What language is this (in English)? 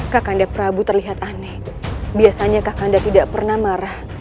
Indonesian